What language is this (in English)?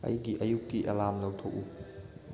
Manipuri